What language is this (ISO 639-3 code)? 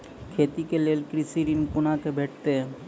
mai